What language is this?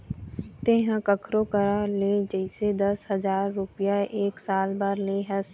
Chhattisgarhi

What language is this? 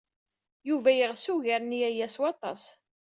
Kabyle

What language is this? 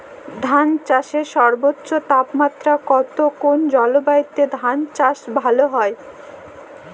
Bangla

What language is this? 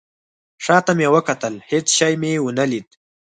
Pashto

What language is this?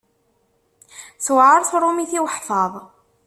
Kabyle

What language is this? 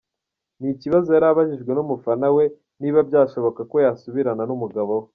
Kinyarwanda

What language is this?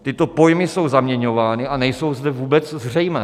Czech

